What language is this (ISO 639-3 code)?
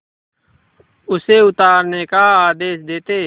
hin